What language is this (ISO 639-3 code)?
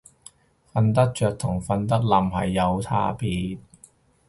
yue